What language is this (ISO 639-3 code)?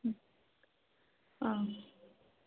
kan